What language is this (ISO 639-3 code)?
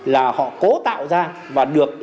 vie